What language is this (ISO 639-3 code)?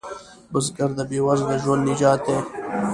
pus